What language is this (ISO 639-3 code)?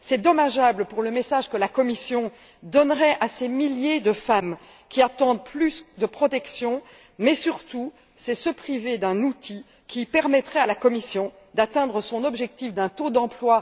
fra